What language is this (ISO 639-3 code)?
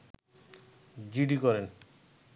ben